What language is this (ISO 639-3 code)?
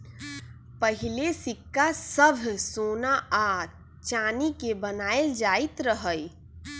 mag